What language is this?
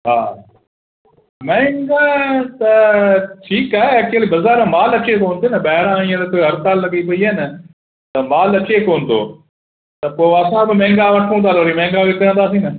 Sindhi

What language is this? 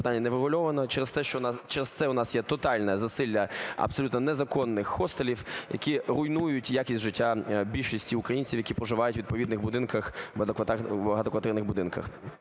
Ukrainian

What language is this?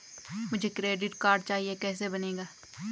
Hindi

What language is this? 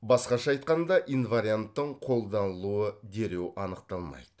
Kazakh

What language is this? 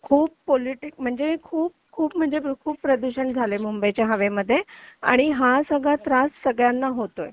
Marathi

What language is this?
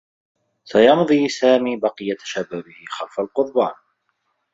Arabic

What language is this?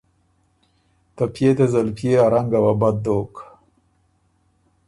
Ormuri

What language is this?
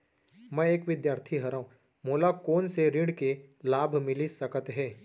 Chhattisgarhi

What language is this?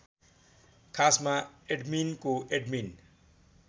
Nepali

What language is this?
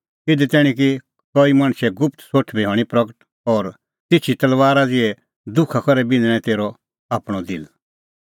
Kullu Pahari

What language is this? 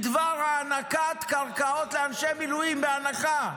Hebrew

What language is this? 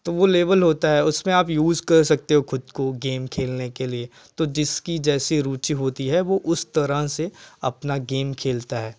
Hindi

